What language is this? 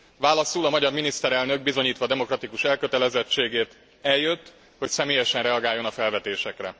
Hungarian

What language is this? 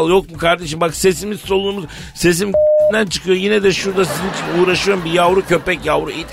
Turkish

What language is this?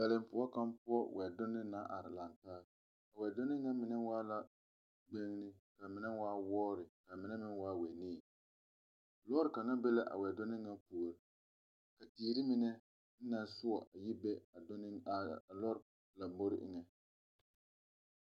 Southern Dagaare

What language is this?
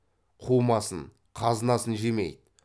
Kazakh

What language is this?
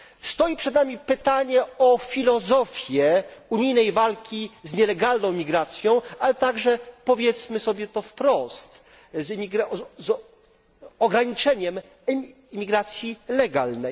Polish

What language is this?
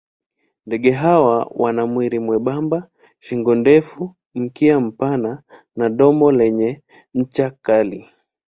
Swahili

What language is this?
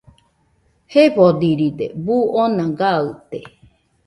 Nüpode Huitoto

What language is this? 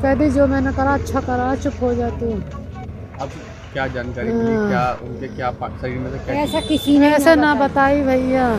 Hindi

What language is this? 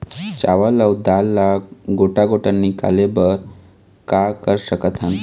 Chhattisgarhi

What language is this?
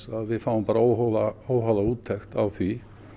Icelandic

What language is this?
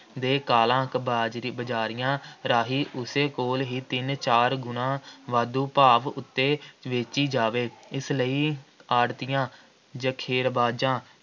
Punjabi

